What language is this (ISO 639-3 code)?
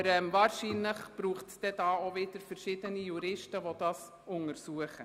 gsw